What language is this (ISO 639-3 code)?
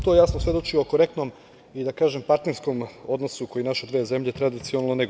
srp